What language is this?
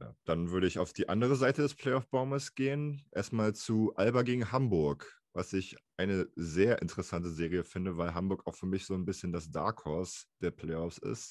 German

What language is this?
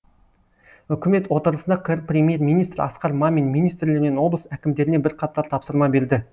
Kazakh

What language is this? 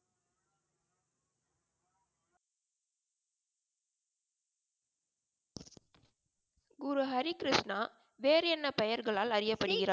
Tamil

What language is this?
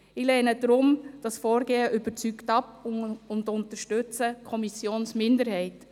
Swiss German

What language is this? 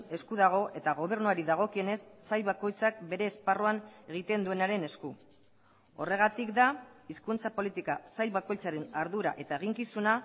Basque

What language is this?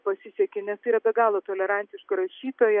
Lithuanian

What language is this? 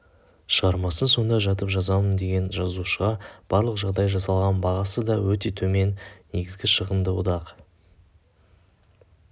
Kazakh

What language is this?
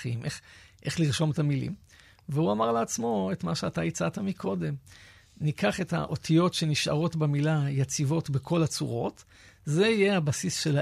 Hebrew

